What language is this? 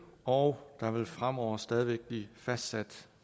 Danish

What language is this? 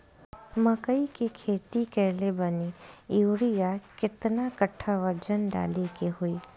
Bhojpuri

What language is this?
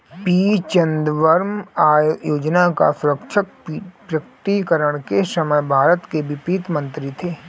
Hindi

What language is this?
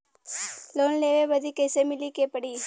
Bhojpuri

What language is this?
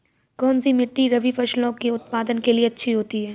Hindi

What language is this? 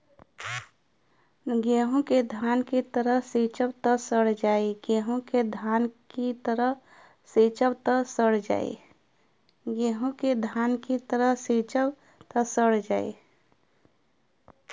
Bhojpuri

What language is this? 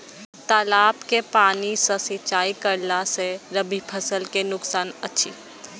Maithili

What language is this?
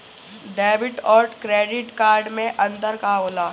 Bhojpuri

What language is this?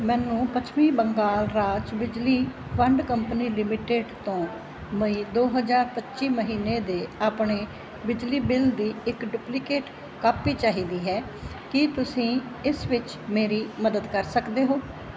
Punjabi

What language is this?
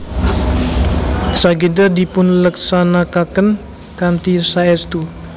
Javanese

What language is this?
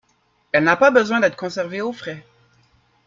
French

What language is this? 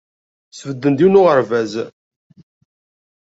Kabyle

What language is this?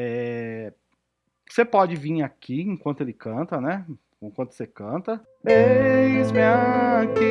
Portuguese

